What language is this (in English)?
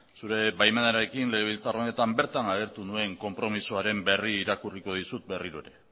Basque